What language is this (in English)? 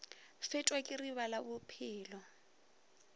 Northern Sotho